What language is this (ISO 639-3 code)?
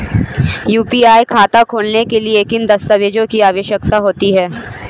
hin